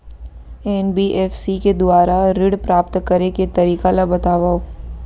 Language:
Chhattisgarhi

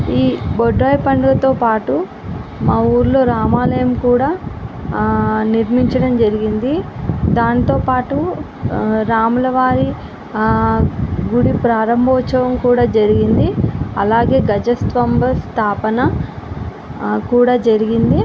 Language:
Telugu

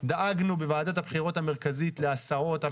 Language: Hebrew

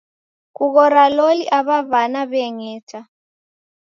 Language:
Taita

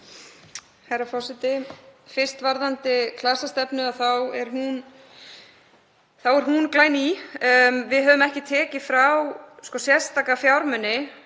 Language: Icelandic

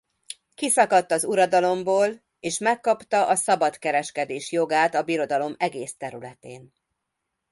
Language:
Hungarian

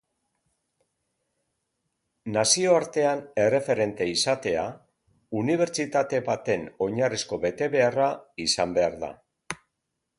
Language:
Basque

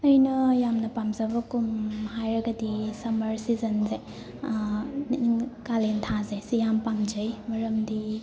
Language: Manipuri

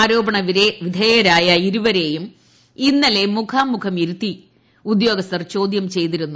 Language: Malayalam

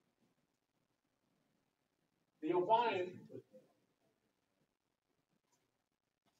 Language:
English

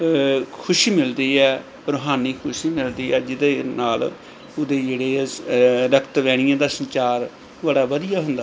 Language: Punjabi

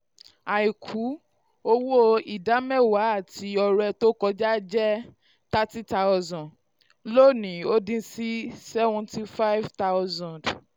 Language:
Yoruba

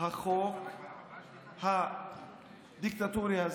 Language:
Hebrew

